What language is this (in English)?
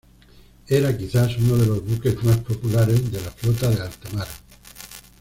Spanish